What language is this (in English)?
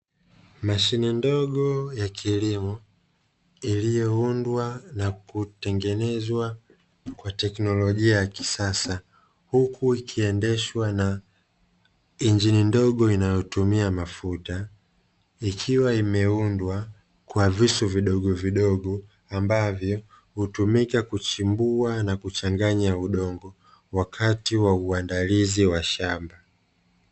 Swahili